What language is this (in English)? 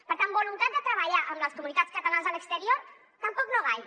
Catalan